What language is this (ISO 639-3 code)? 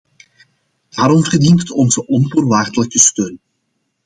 nld